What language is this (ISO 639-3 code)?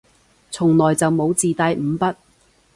yue